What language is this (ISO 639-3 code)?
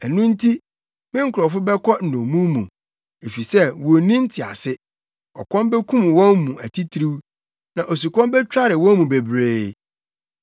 aka